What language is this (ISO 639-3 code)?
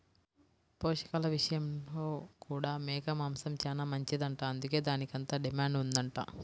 tel